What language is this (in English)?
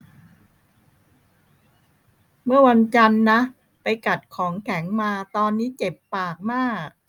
Thai